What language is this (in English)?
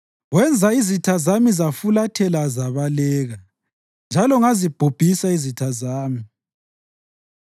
North Ndebele